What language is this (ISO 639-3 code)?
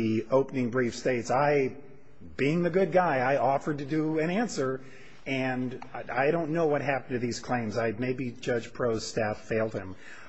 eng